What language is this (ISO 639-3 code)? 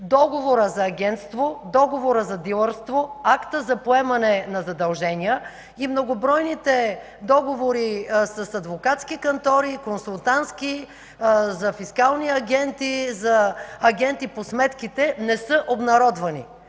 bul